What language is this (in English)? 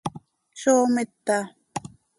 Seri